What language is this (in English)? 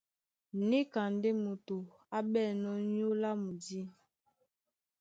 Duala